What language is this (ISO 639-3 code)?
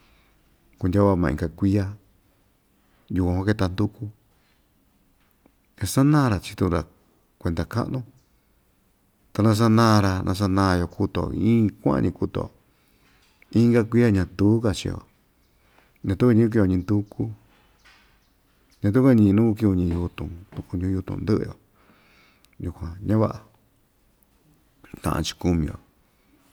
vmj